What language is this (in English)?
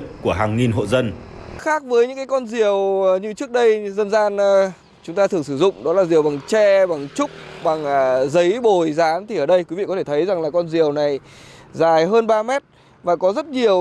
Vietnamese